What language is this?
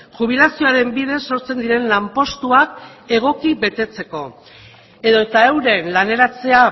Basque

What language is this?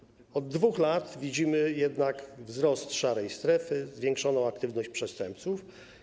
Polish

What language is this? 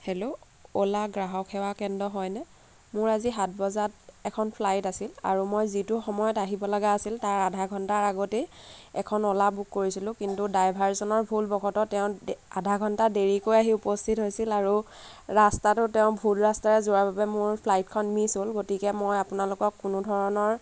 Assamese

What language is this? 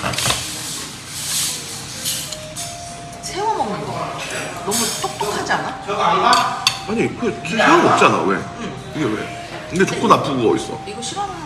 Korean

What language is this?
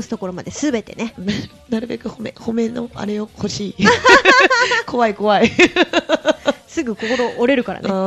Japanese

